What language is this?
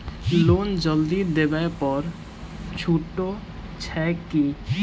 Maithili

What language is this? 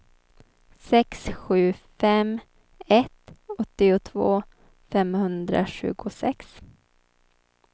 Swedish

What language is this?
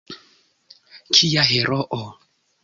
Esperanto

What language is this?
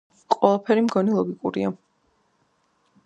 Georgian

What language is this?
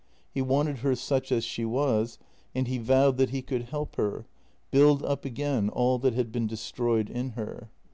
English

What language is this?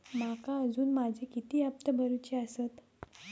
Marathi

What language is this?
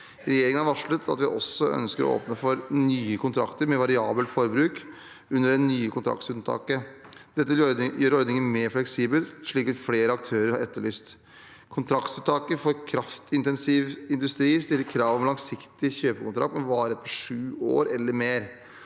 Norwegian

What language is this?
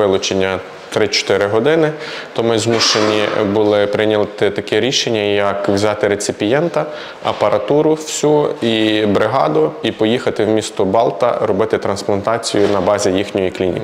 Ukrainian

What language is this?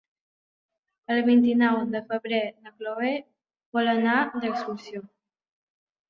Catalan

